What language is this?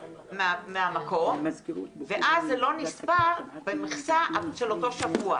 Hebrew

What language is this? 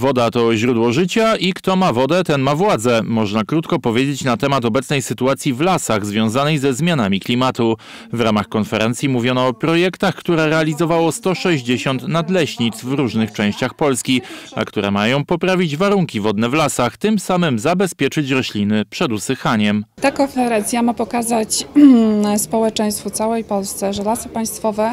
Polish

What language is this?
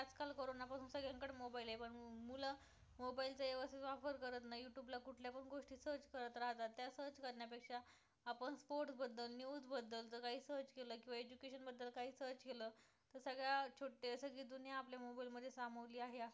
Marathi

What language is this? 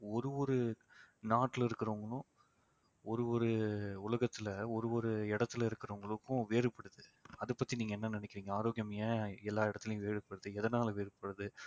Tamil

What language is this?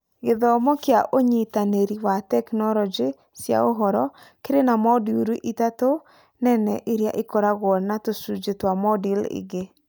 Kikuyu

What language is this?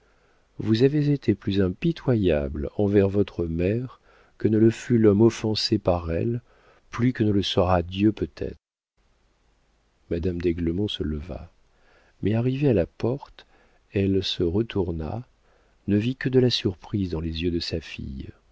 French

